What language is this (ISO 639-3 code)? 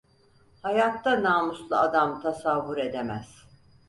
tur